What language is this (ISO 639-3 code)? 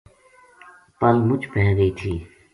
gju